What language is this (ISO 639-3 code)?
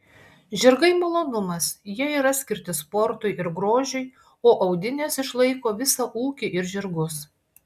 lit